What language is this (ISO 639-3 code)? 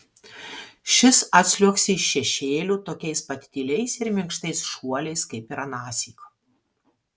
lit